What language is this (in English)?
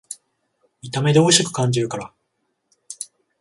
Japanese